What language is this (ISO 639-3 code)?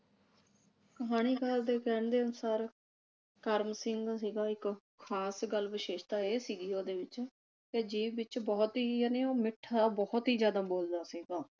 pan